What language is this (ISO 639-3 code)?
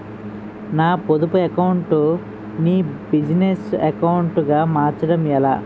tel